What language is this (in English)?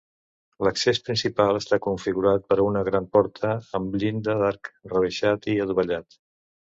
Catalan